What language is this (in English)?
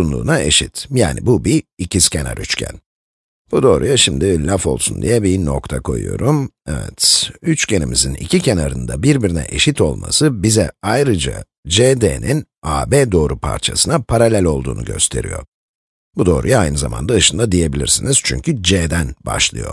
Turkish